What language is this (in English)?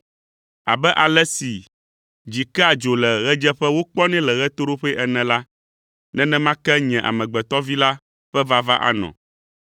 Ewe